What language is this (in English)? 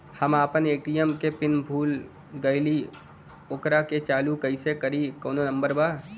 Bhojpuri